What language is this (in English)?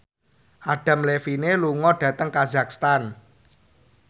Javanese